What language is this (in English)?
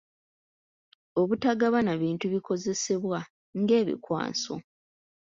Ganda